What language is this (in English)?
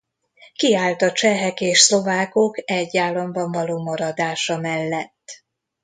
Hungarian